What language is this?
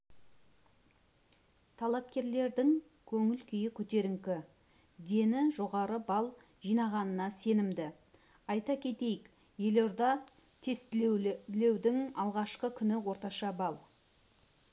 Kazakh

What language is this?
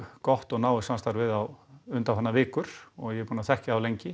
Icelandic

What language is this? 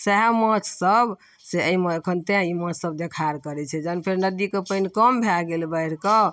Maithili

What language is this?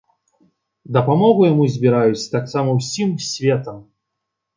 Belarusian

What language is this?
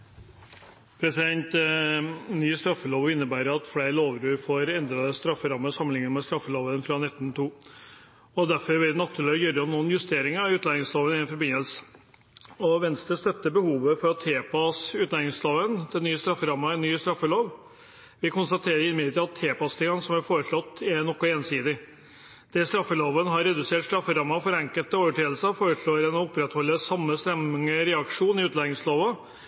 Norwegian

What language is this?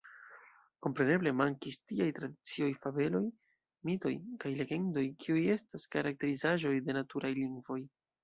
Esperanto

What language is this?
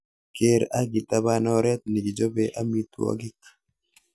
Kalenjin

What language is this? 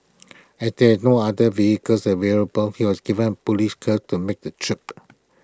English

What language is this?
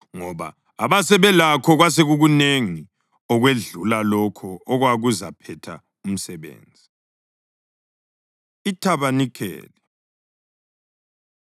North Ndebele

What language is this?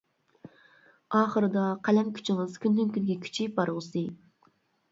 Uyghur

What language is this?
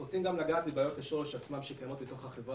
Hebrew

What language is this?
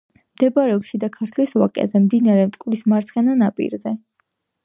Georgian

